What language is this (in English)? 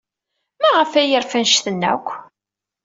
Kabyle